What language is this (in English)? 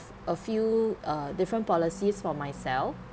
English